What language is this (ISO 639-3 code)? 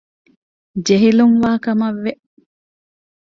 div